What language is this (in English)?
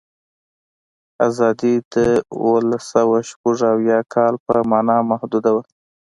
Pashto